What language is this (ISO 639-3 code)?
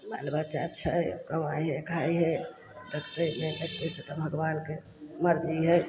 mai